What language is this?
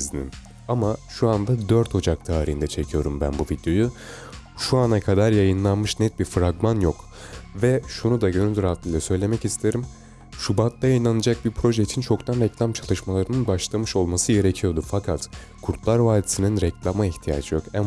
Turkish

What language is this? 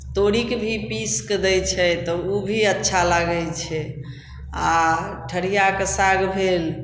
Maithili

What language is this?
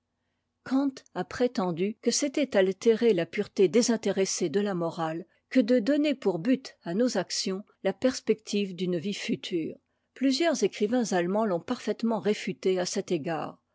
French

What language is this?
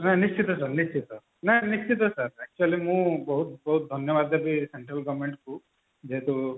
Odia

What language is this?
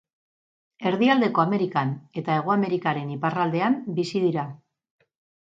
Basque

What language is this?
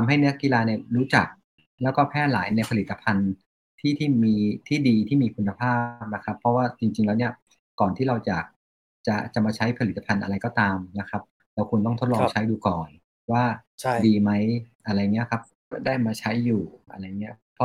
Thai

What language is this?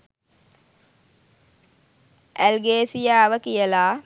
Sinhala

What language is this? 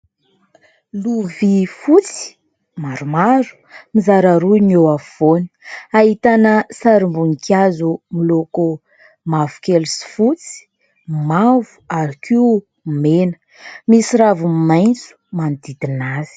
Malagasy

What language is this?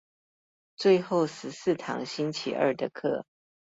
Chinese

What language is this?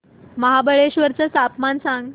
Marathi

